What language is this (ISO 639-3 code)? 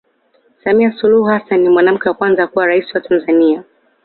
swa